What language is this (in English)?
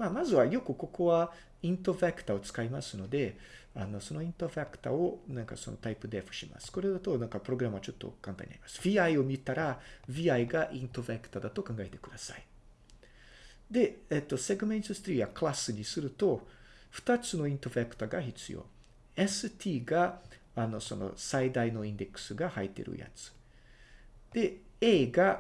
Japanese